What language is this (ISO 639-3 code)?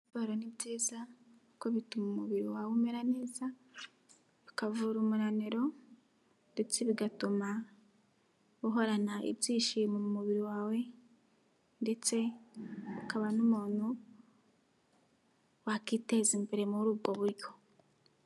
kin